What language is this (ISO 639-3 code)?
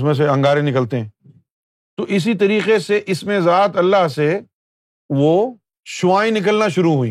urd